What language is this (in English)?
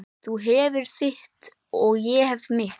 Icelandic